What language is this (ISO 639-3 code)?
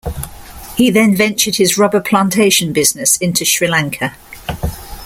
eng